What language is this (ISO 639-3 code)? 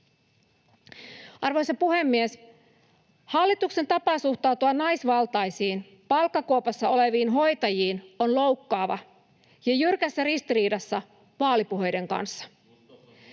fin